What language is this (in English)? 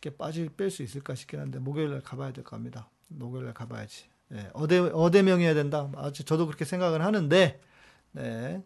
Korean